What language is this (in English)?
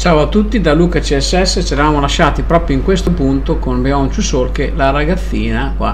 Italian